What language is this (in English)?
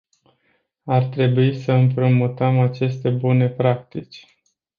Romanian